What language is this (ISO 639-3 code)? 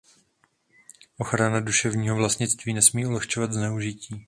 ces